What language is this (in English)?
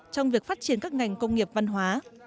Vietnamese